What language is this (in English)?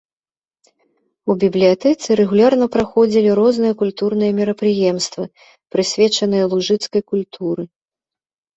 Belarusian